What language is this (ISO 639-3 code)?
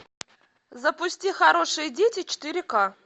rus